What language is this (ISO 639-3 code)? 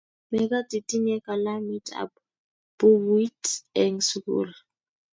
kln